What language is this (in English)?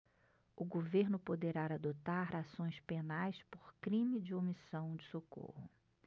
Portuguese